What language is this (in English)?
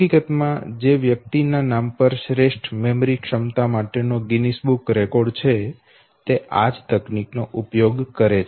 Gujarati